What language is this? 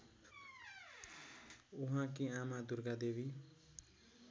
Nepali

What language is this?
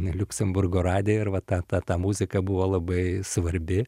Lithuanian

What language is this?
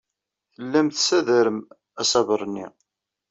Kabyle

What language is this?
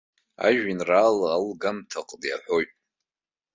Abkhazian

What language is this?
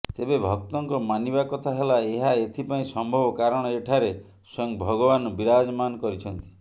Odia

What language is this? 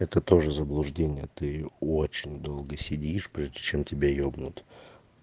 Russian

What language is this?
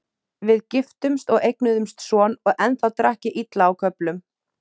Icelandic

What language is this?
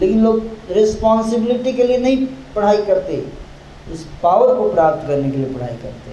Hindi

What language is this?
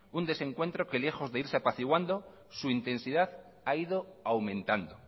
Spanish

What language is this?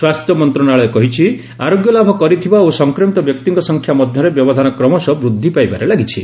Odia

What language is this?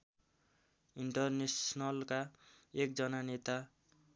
Nepali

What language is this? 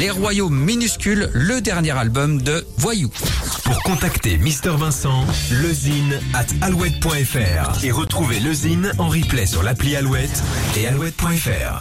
French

